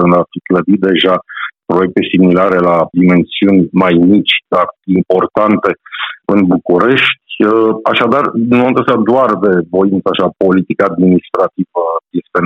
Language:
Romanian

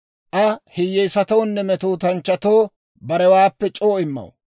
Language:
Dawro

